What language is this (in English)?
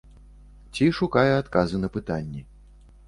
Belarusian